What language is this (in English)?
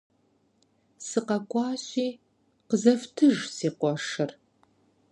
Kabardian